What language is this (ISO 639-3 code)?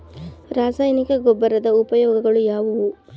kan